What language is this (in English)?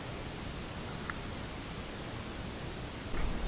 Thai